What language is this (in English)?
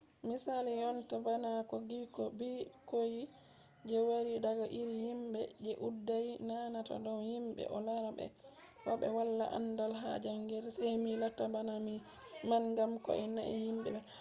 Fula